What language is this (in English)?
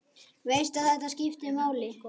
Icelandic